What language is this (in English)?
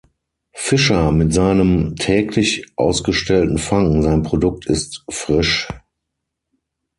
German